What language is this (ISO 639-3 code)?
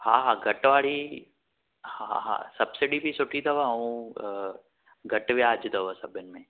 snd